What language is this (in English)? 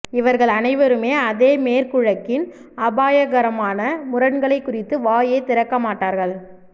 Tamil